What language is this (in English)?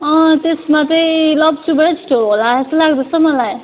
Nepali